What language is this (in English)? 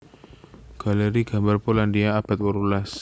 Javanese